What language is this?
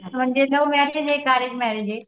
Marathi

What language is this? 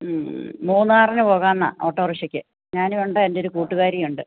Malayalam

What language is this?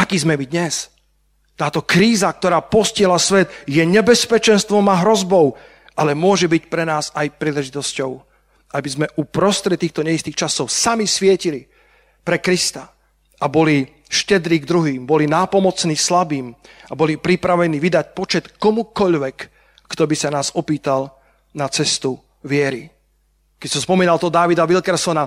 Slovak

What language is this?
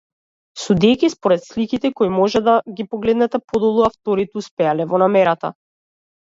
Macedonian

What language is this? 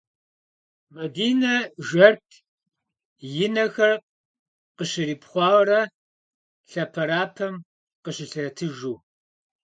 Kabardian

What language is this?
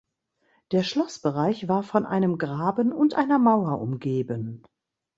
German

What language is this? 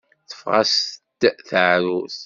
Kabyle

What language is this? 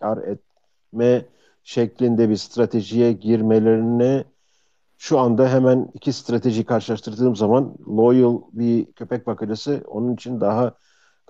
Turkish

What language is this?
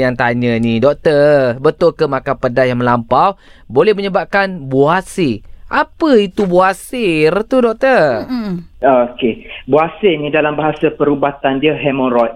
Malay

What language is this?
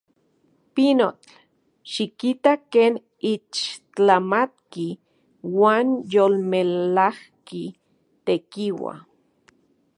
Central Puebla Nahuatl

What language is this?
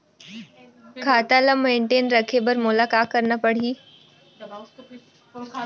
Chhattisgarhi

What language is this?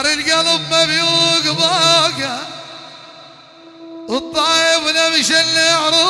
Arabic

